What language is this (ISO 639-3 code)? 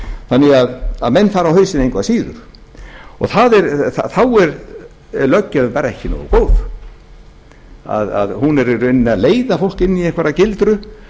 isl